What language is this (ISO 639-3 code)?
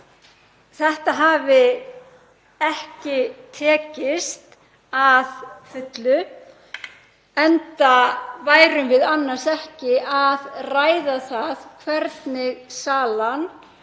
isl